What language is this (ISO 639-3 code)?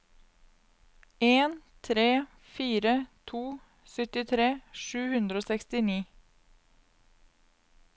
nor